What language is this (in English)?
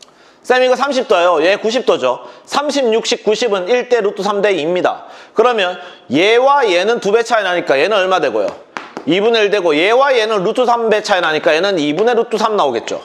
Korean